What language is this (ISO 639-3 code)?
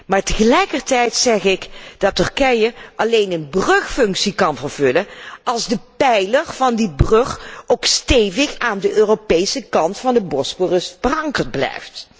nld